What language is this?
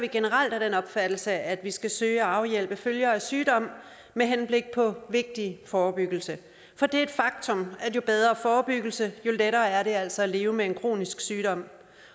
Danish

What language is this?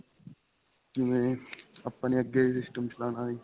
Punjabi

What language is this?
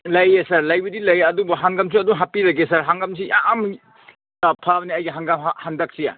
Manipuri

